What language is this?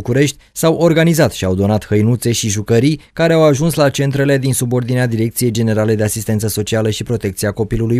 Romanian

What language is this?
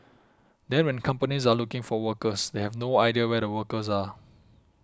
English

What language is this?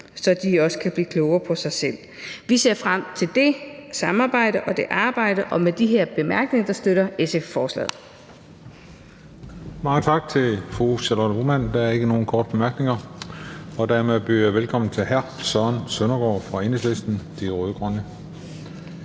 Danish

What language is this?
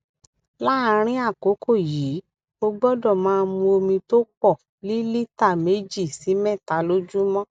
Yoruba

